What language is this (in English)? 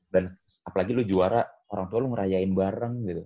Indonesian